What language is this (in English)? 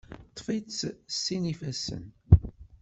Kabyle